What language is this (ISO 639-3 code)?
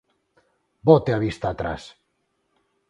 glg